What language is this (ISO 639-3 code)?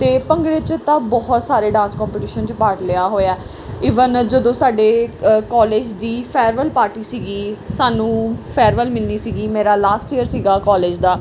pan